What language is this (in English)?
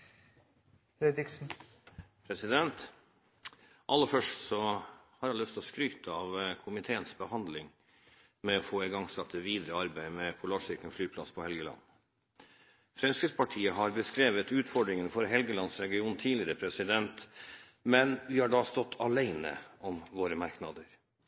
Norwegian Bokmål